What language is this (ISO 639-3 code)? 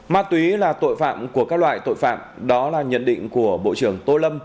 vie